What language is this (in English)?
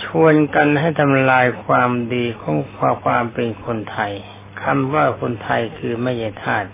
Thai